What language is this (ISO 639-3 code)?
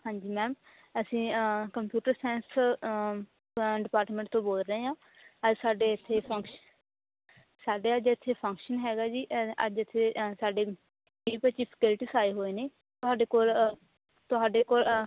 pan